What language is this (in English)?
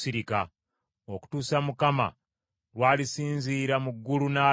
Ganda